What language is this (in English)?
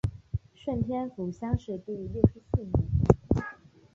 Chinese